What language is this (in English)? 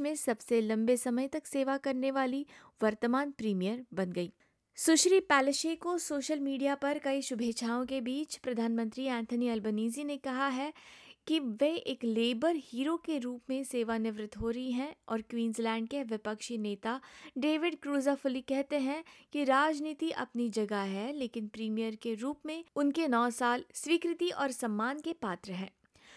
Hindi